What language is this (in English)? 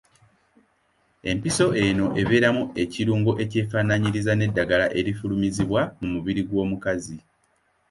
Ganda